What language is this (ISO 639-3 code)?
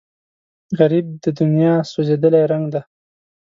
pus